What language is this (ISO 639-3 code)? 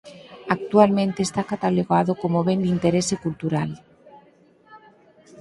glg